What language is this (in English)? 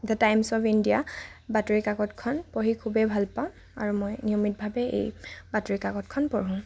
Assamese